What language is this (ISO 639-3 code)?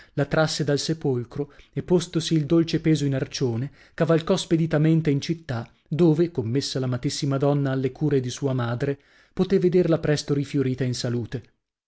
ita